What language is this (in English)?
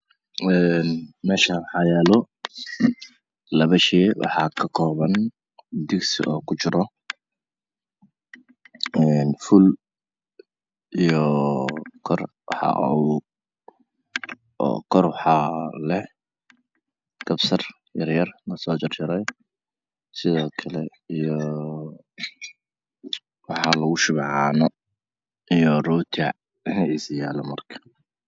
Somali